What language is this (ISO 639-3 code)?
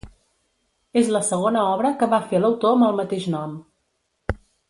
cat